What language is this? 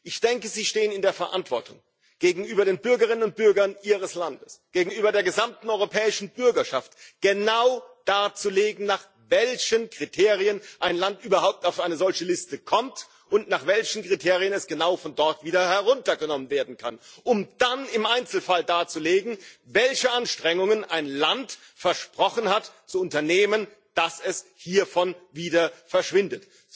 German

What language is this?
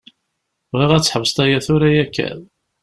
Kabyle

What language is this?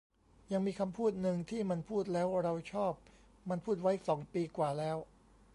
Thai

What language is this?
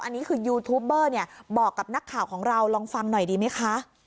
Thai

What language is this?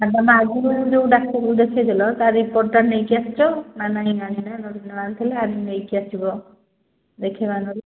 Odia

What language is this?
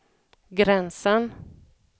Swedish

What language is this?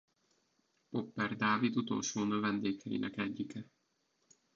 Hungarian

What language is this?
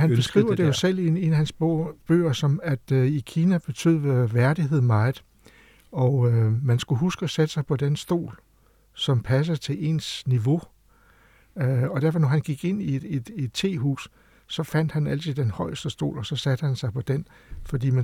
Danish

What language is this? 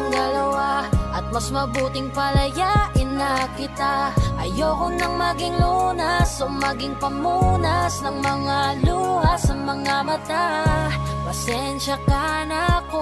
Indonesian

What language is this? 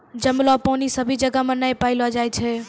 Maithili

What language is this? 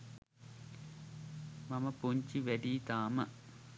Sinhala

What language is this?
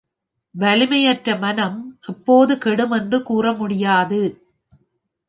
Tamil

